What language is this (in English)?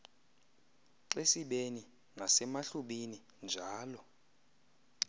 Xhosa